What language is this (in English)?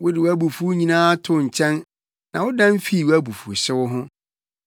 Akan